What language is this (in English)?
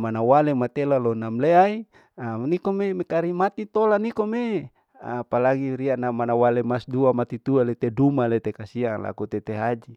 Larike-Wakasihu